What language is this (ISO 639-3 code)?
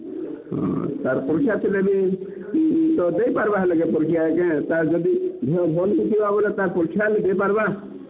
ori